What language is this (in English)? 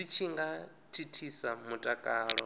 Venda